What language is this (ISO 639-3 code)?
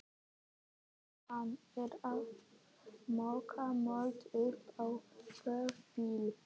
isl